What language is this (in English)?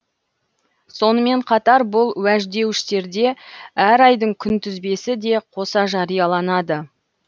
Kazakh